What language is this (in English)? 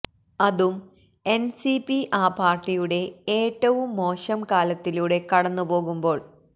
Malayalam